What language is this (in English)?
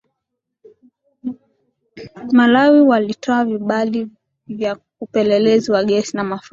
Swahili